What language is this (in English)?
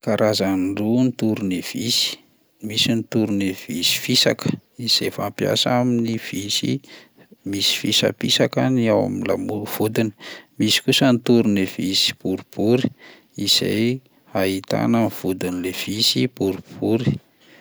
Malagasy